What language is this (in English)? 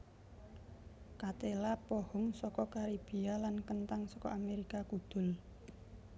Javanese